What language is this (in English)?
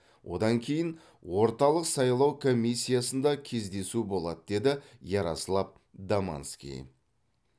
Kazakh